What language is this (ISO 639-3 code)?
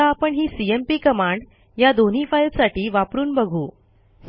mar